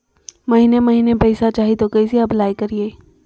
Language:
Magahi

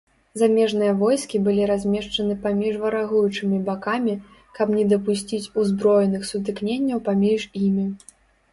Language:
Belarusian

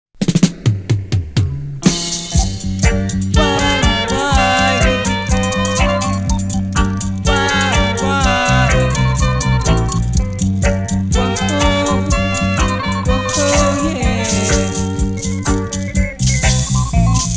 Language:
English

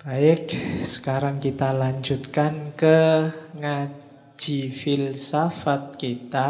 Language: Indonesian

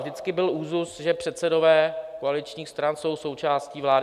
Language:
Czech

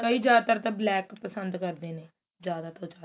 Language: Punjabi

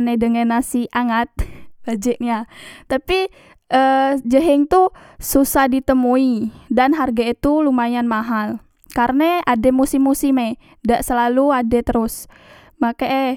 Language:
Musi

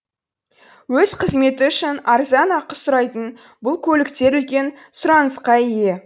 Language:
Kazakh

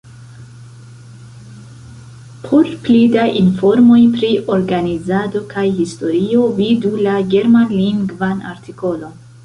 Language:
Esperanto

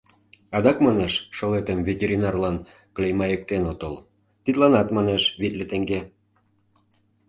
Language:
Mari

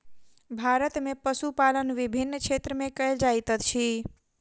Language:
Maithili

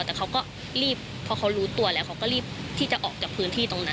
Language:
Thai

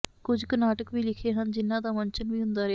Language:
Punjabi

